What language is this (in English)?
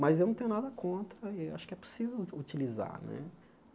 Portuguese